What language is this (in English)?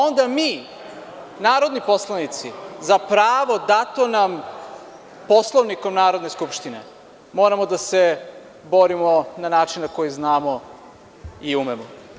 Serbian